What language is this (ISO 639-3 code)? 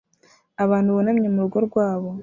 kin